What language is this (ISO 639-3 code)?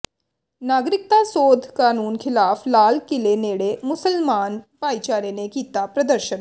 pan